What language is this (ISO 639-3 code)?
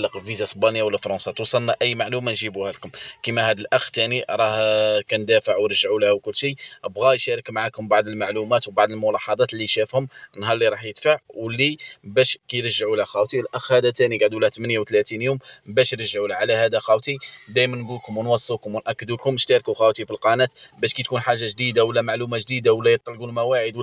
ara